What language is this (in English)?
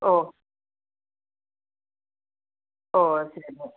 Malayalam